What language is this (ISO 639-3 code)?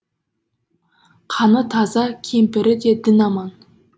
kaz